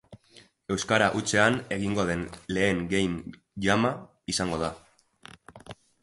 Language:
Basque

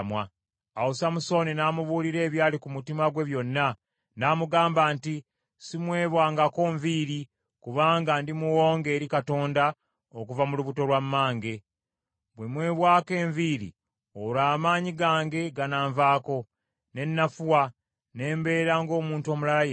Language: Ganda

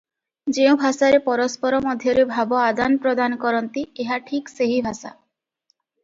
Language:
Odia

